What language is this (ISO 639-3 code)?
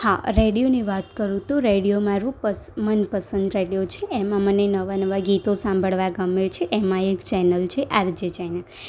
guj